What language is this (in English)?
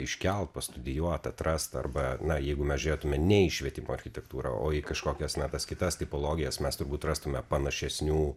Lithuanian